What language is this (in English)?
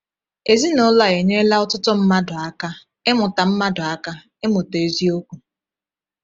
Igbo